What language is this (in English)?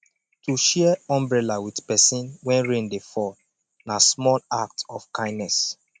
Nigerian Pidgin